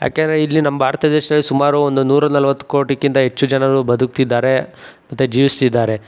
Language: Kannada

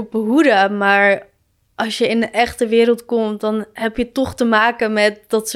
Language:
Dutch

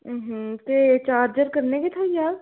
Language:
Dogri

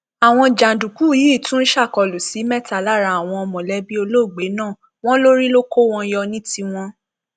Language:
Yoruba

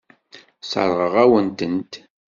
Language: Kabyle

